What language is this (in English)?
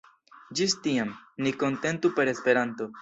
Esperanto